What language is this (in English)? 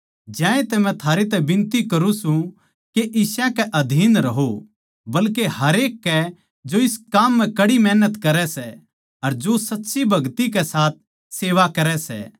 Haryanvi